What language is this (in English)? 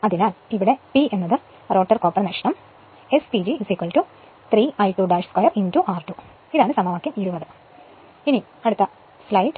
Malayalam